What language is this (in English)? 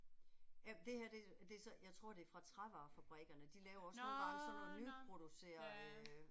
Danish